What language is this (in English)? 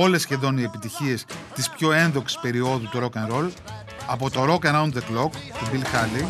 Greek